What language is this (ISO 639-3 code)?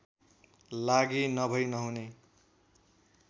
nep